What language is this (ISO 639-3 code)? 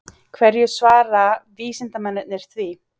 isl